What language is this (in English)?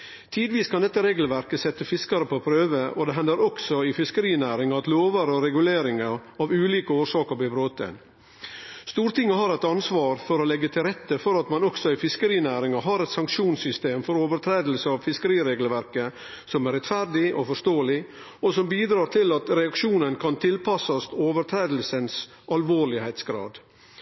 Norwegian Nynorsk